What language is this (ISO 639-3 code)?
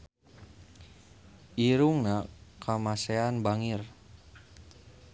sun